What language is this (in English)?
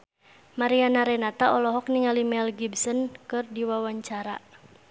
Sundanese